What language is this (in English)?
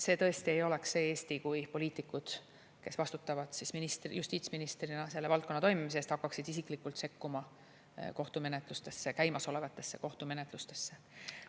Estonian